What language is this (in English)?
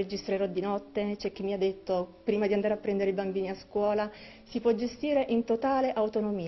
Italian